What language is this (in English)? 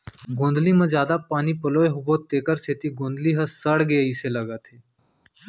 Chhattisgarhi